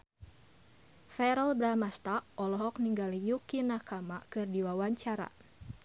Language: Sundanese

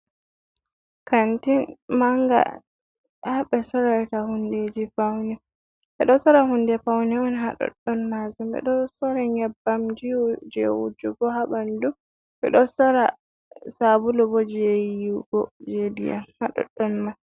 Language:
Fula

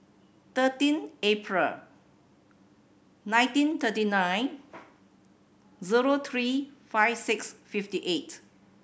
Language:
English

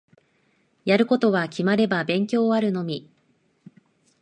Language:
Japanese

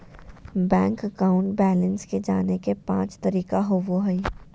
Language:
Magahi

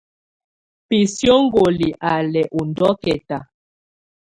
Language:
Tunen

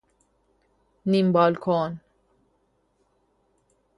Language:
Persian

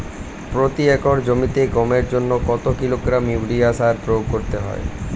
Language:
Bangla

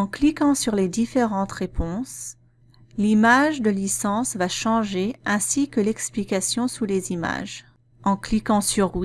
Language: French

